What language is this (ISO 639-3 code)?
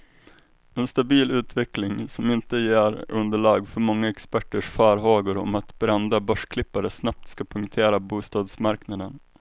swe